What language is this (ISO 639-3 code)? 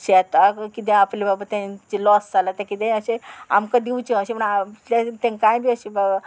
kok